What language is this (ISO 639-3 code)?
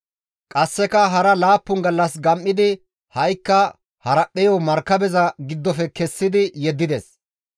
gmv